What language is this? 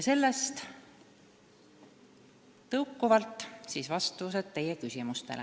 Estonian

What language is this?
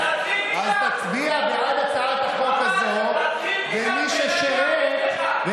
Hebrew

